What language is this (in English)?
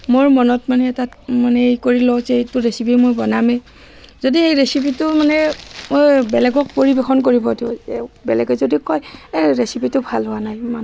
Assamese